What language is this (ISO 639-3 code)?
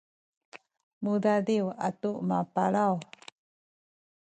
szy